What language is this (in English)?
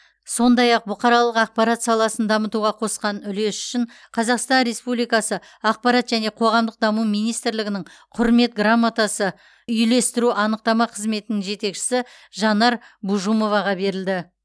Kazakh